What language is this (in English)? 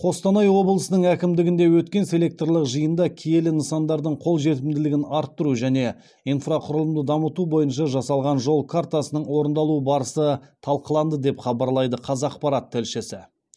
Kazakh